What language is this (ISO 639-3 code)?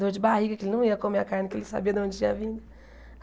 por